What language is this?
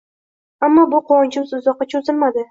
Uzbek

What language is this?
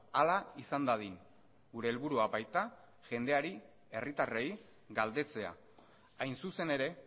Basque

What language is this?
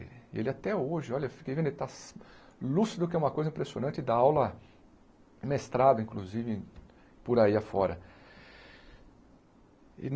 Portuguese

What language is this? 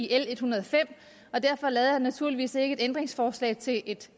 Danish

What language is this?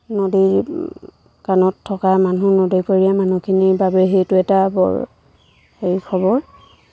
Assamese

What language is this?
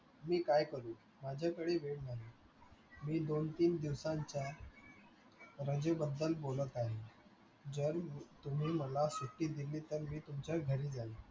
Marathi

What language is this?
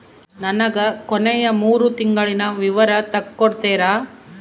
Kannada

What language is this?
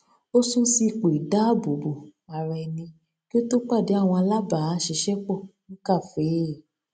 Yoruba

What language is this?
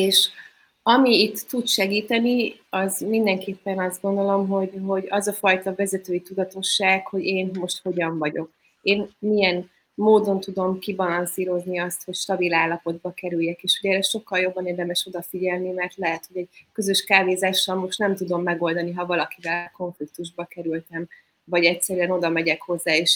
Hungarian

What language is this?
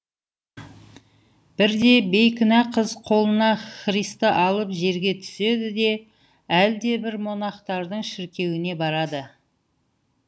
Kazakh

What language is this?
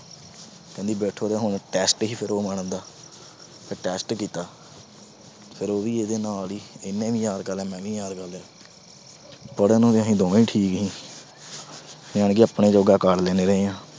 Punjabi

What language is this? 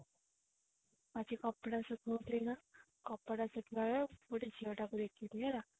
Odia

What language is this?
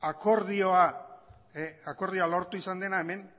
Basque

